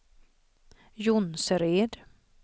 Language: Swedish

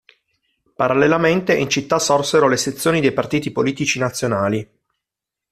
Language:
Italian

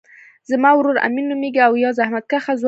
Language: Pashto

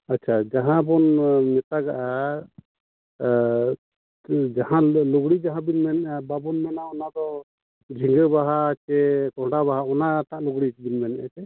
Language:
Santali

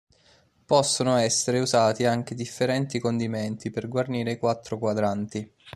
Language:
Italian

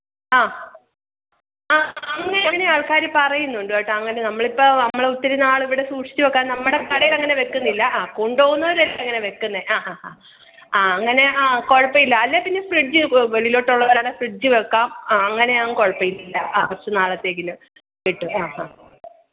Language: Malayalam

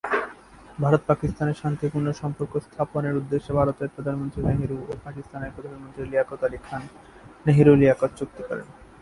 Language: Bangla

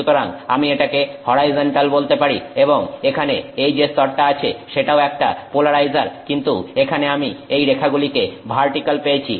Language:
Bangla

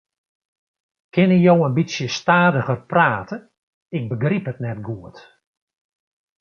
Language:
Western Frisian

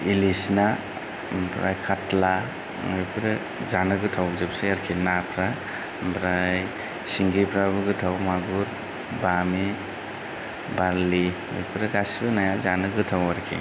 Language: Bodo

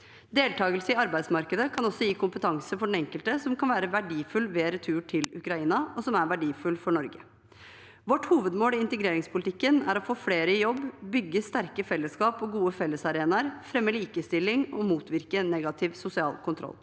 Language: Norwegian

